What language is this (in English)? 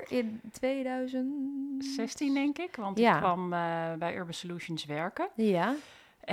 Dutch